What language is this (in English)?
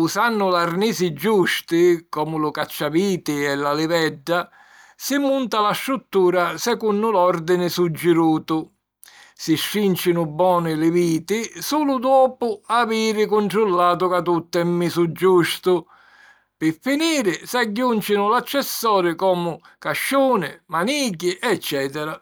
Sicilian